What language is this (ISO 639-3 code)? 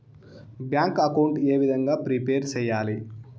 tel